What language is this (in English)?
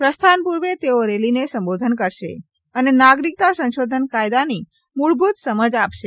Gujarati